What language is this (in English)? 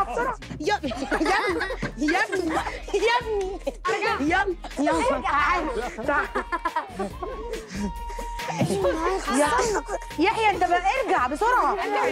Arabic